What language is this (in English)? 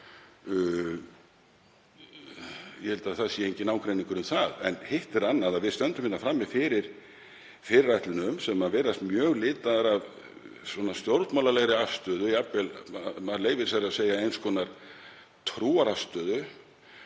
Icelandic